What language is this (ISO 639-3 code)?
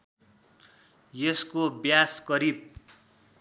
nep